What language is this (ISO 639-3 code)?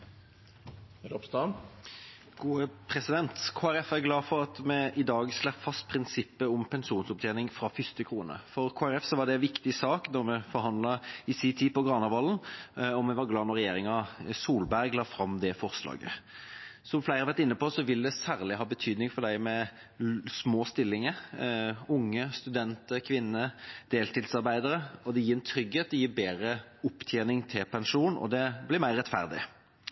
nob